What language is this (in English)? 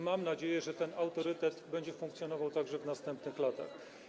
Polish